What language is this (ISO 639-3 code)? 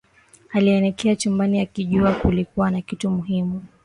swa